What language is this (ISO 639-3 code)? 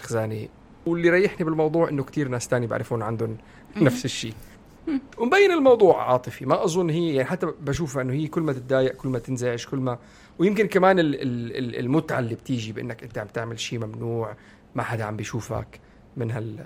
ara